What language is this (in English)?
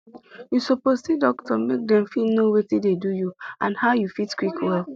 Nigerian Pidgin